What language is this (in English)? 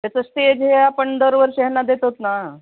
Marathi